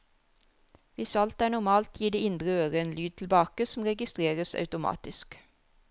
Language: Norwegian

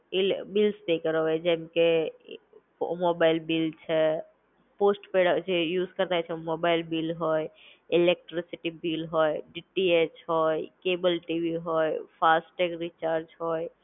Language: Gujarati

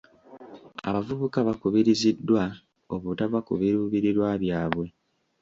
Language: Ganda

